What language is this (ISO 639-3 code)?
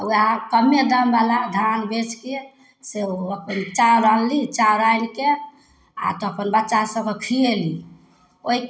mai